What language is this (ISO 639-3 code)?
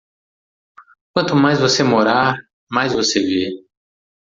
por